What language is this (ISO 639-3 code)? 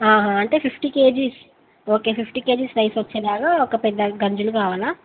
tel